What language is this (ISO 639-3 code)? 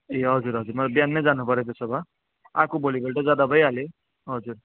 nep